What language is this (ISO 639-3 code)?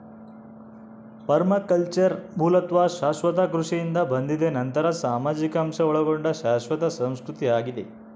kan